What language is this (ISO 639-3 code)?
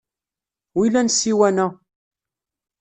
kab